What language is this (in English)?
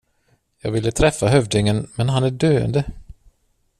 Swedish